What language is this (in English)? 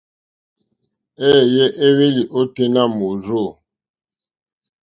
Mokpwe